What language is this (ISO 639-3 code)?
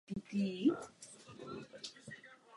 ces